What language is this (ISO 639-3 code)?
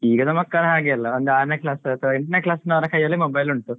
kan